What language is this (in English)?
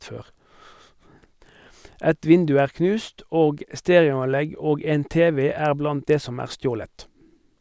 Norwegian